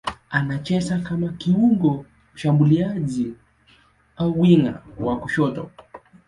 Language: Swahili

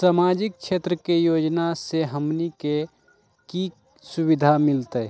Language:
Magahi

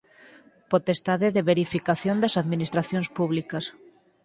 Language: Galician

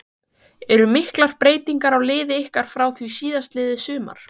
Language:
Icelandic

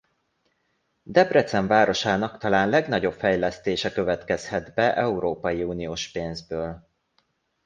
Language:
Hungarian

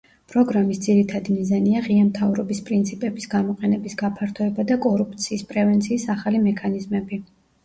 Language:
Georgian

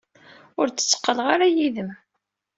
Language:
Kabyle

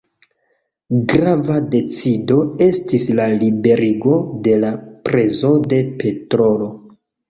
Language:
Esperanto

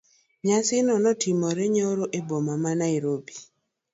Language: Luo (Kenya and Tanzania)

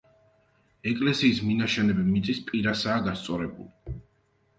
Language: Georgian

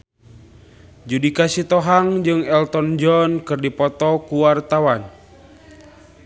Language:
Sundanese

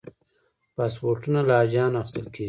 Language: Pashto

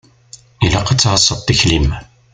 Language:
Kabyle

